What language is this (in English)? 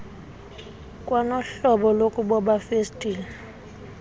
Xhosa